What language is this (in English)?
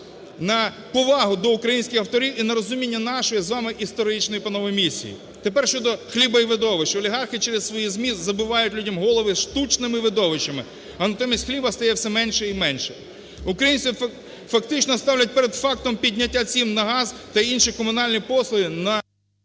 Ukrainian